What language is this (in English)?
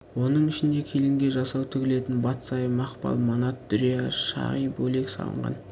Kazakh